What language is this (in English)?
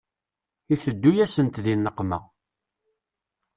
Kabyle